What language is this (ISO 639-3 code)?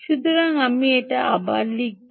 ben